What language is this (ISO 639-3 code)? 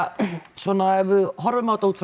isl